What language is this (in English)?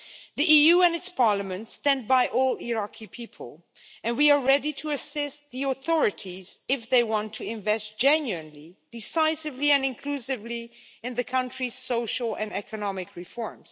English